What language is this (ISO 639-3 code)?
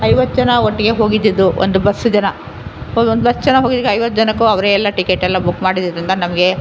kan